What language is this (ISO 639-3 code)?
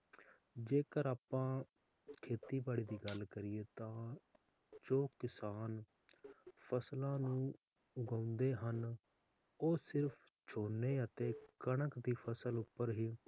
pan